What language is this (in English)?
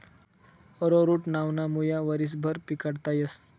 Marathi